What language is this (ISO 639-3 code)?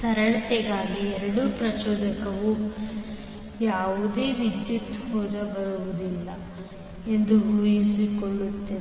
kan